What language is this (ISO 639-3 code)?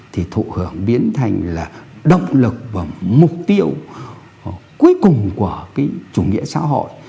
vie